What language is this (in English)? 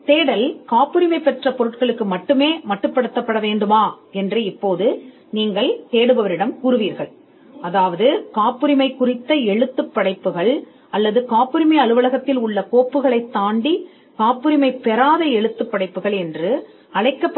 Tamil